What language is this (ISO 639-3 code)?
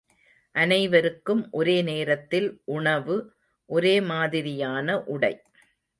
tam